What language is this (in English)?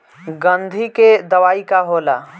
Bhojpuri